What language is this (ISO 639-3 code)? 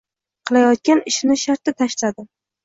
uzb